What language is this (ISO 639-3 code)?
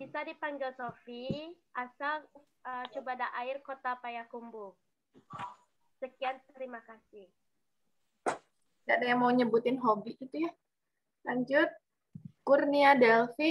ind